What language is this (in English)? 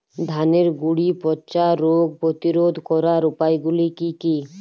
Bangla